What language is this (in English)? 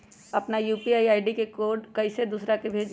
Magahi